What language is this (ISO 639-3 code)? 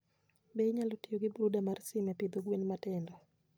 luo